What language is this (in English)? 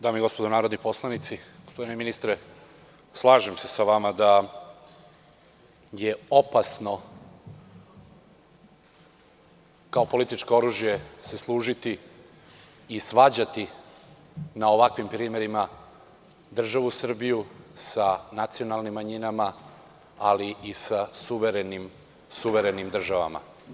Serbian